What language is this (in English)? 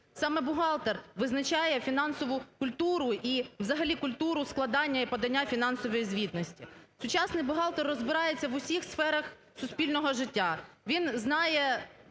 Ukrainian